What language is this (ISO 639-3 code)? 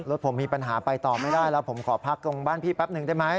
tha